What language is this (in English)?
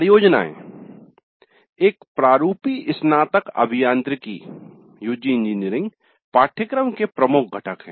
Hindi